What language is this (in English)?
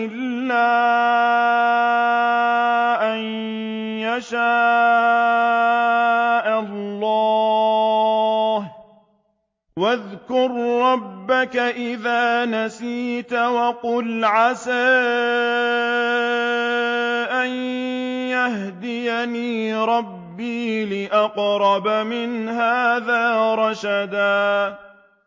Arabic